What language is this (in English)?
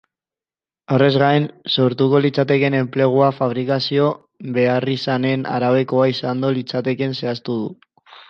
Basque